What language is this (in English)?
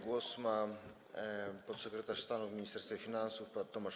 Polish